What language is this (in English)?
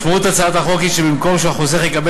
Hebrew